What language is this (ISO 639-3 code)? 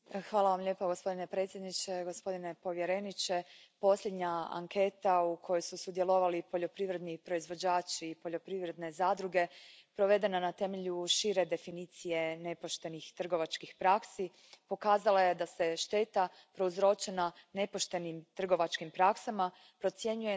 hrv